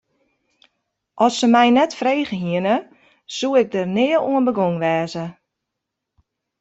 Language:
Western Frisian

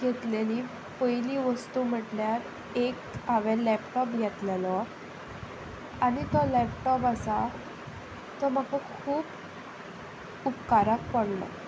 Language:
Konkani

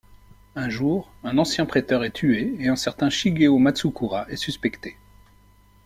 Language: French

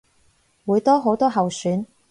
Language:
Cantonese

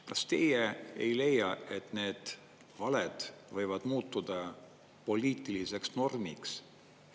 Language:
Estonian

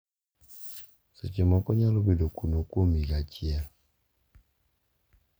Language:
Luo (Kenya and Tanzania)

